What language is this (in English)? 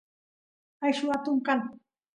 Santiago del Estero Quichua